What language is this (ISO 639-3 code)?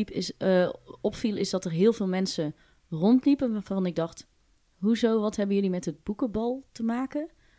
nld